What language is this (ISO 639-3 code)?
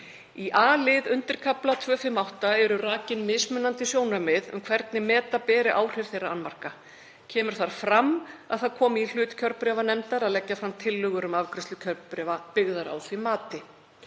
isl